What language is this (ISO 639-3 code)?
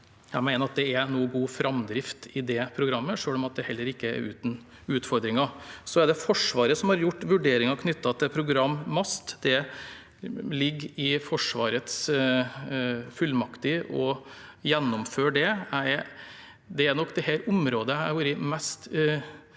nor